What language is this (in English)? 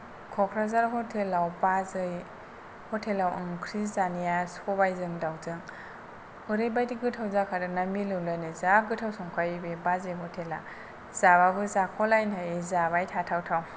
Bodo